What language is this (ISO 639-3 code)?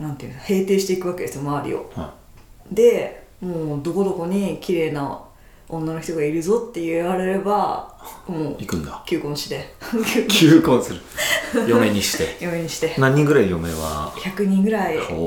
jpn